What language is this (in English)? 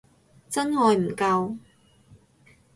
Cantonese